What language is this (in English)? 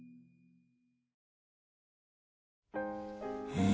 Japanese